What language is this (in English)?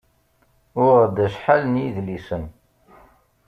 Kabyle